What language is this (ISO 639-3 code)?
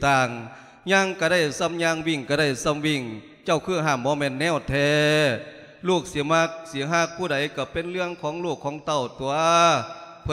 tha